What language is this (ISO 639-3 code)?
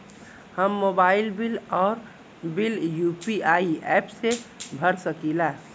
bho